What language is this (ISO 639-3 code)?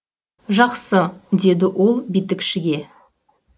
kaz